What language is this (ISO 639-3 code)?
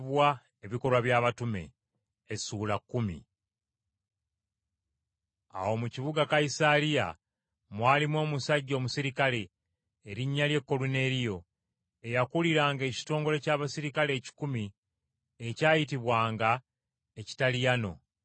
lug